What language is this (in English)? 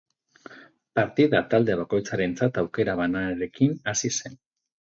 Basque